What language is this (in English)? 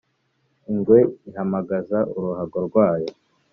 Kinyarwanda